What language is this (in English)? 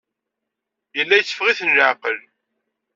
Kabyle